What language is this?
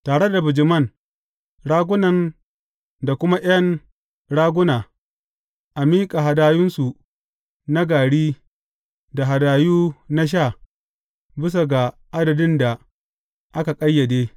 Hausa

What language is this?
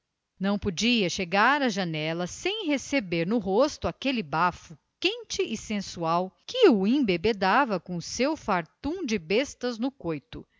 Portuguese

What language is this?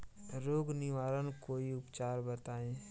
Bhojpuri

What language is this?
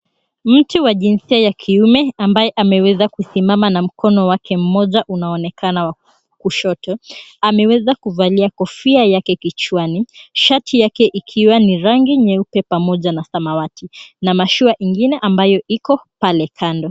Swahili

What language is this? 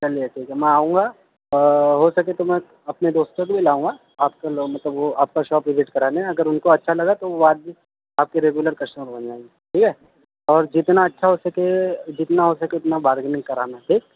Urdu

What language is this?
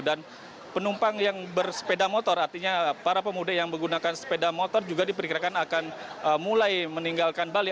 Indonesian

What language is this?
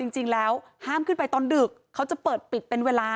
Thai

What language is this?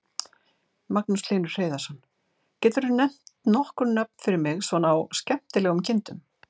Icelandic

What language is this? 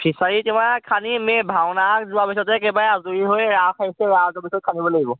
Assamese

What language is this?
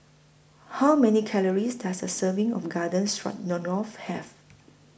English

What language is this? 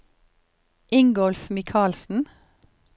Norwegian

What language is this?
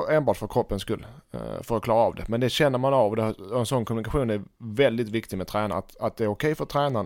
Swedish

